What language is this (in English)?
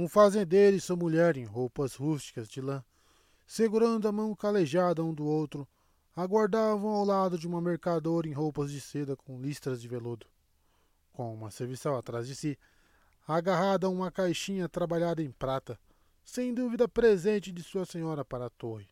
Portuguese